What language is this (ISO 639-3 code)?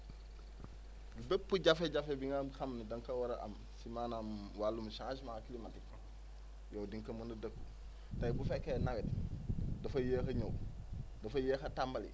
wol